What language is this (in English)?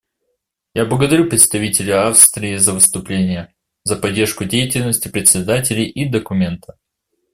Russian